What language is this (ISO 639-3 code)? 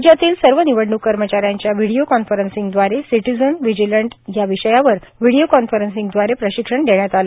mar